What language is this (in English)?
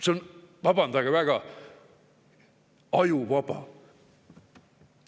Estonian